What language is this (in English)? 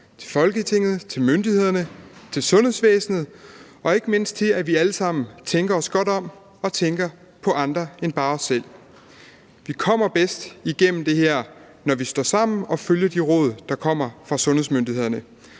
Danish